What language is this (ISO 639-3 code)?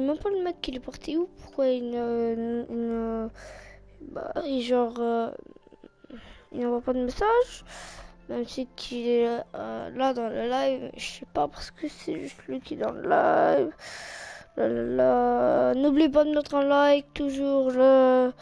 fra